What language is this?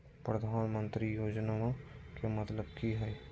Magahi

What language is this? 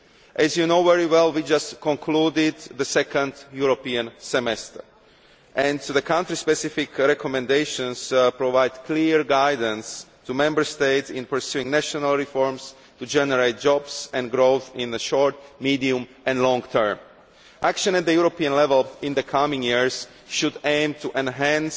English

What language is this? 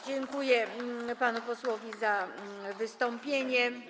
Polish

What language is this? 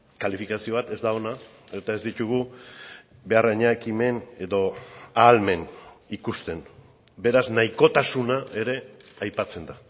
Basque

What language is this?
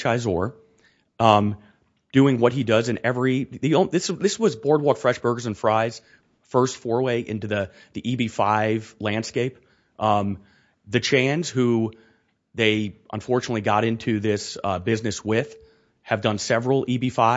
English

